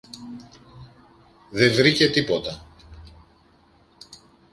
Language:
Greek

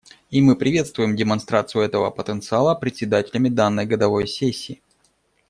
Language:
Russian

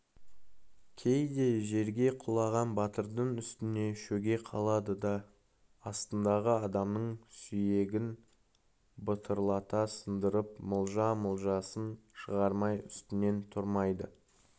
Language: Kazakh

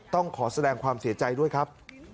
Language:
Thai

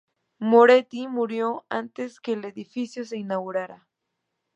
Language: Spanish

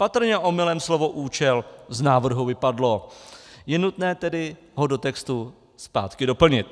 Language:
Czech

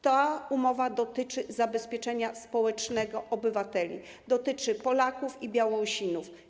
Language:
Polish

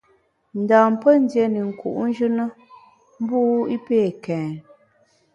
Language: Bamun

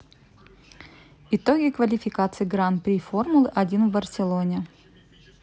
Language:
Russian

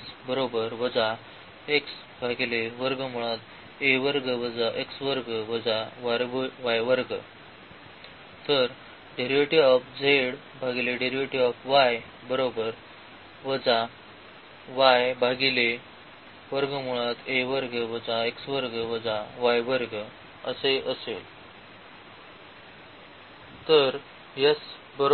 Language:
Marathi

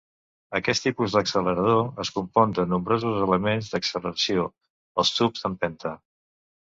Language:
Catalan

